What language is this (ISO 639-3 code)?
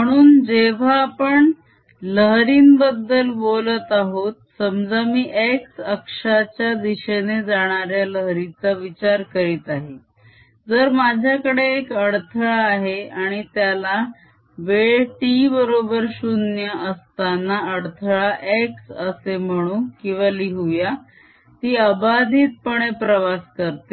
mar